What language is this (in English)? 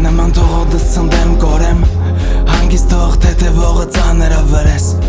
Armenian